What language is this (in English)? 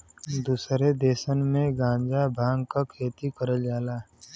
Bhojpuri